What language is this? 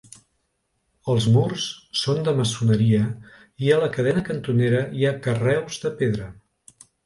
Catalan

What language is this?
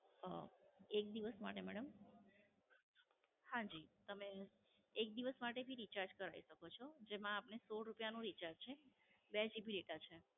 Gujarati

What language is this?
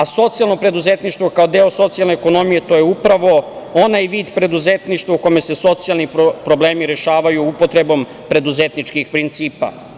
Serbian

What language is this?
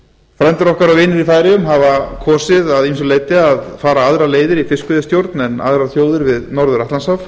Icelandic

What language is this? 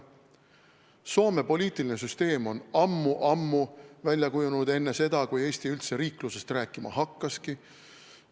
Estonian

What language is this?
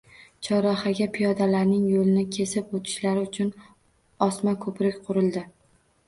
Uzbek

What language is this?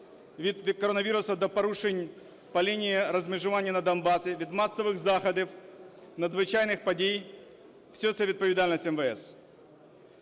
Ukrainian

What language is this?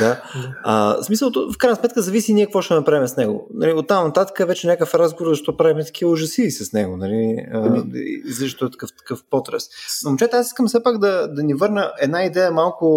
Bulgarian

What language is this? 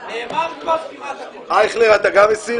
Hebrew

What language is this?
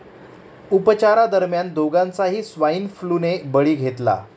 Marathi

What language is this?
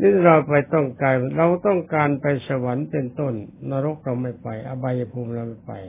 Thai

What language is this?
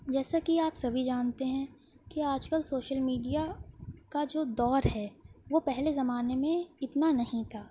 Urdu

